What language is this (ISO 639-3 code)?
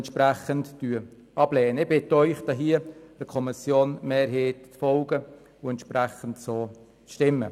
gsw